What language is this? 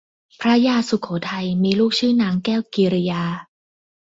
Thai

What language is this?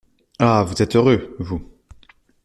French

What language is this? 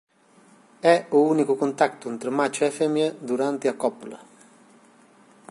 Galician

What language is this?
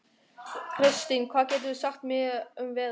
Icelandic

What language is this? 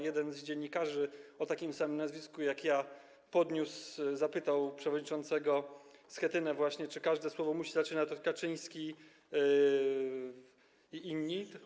Polish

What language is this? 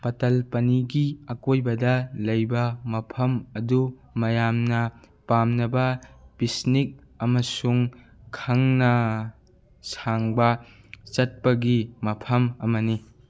Manipuri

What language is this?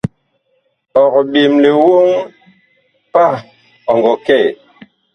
Bakoko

